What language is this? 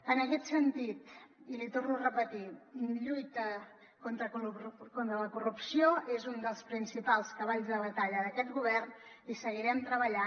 Catalan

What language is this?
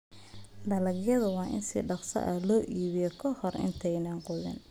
Somali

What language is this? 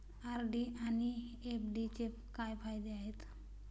Marathi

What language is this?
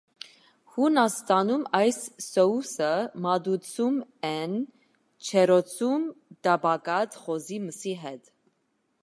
Armenian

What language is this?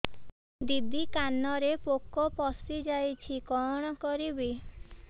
Odia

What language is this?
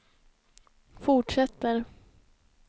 Swedish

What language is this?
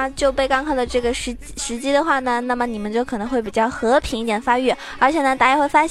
Chinese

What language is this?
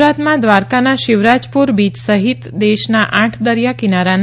Gujarati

